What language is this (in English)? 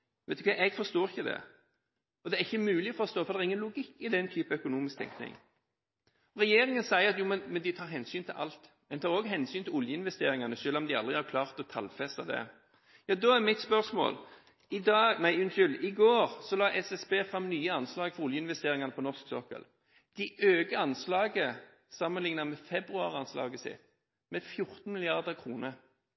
Norwegian Bokmål